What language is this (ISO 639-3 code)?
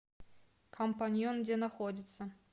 rus